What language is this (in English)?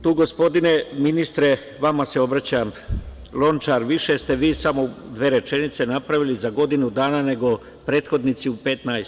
Serbian